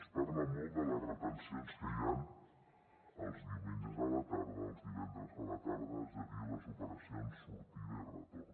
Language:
Catalan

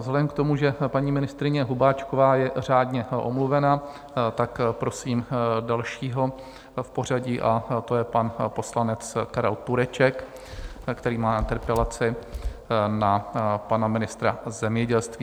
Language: Czech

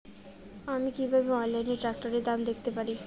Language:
Bangla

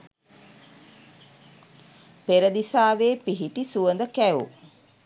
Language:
Sinhala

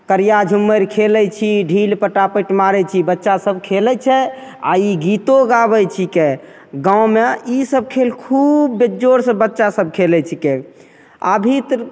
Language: Maithili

